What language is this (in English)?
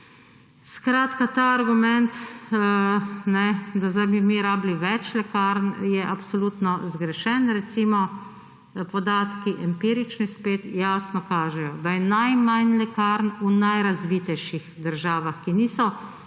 Slovenian